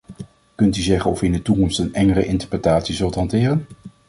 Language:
Dutch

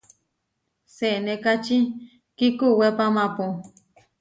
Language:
Huarijio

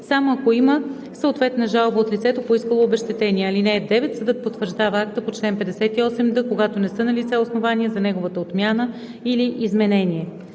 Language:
Bulgarian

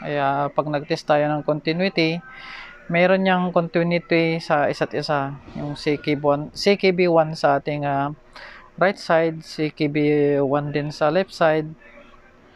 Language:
Filipino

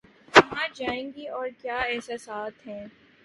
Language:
Urdu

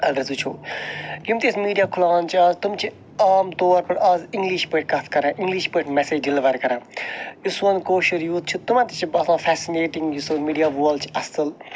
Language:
Kashmiri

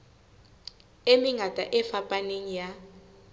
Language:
Southern Sotho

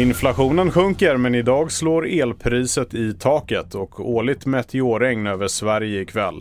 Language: Swedish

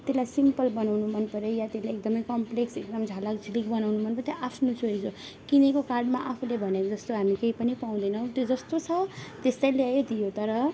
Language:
Nepali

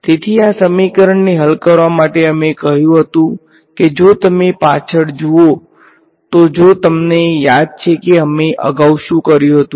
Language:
Gujarati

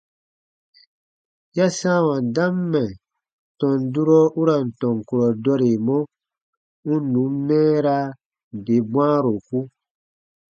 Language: Baatonum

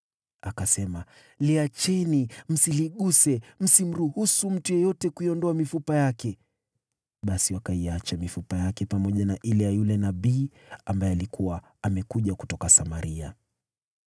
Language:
Swahili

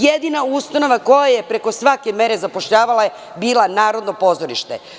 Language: Serbian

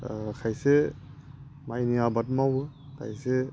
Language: Bodo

